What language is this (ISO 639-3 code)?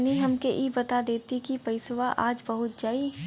bho